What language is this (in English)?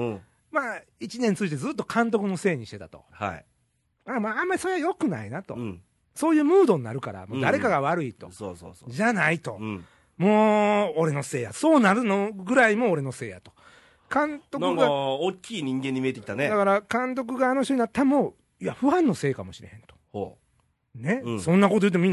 Japanese